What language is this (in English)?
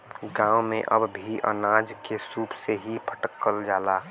Bhojpuri